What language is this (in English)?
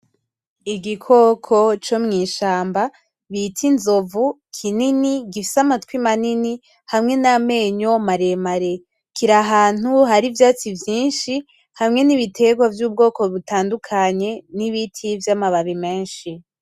Rundi